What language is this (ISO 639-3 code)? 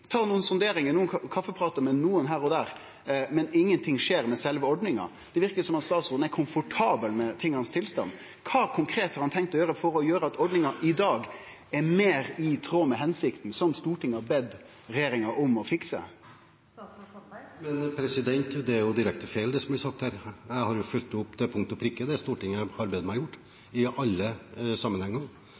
nor